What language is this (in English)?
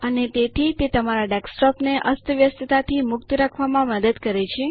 Gujarati